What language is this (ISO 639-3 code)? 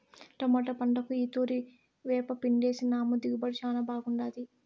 tel